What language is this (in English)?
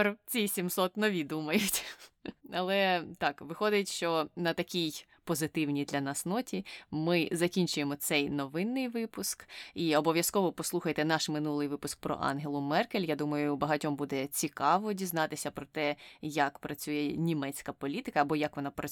Ukrainian